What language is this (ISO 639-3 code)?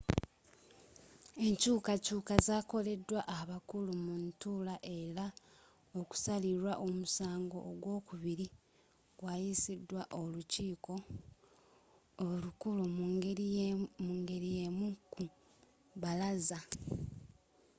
lug